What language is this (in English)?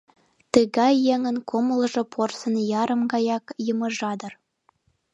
Mari